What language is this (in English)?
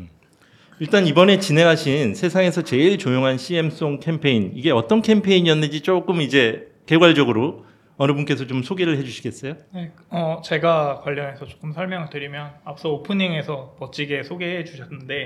Korean